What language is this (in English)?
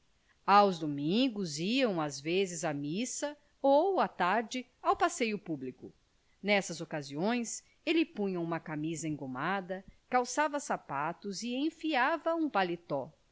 Portuguese